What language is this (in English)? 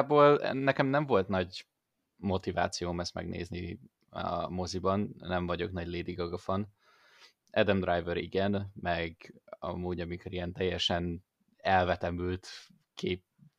Hungarian